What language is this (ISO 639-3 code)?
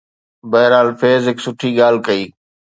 snd